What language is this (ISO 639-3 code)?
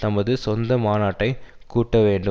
tam